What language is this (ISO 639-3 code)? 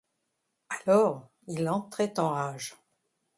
fra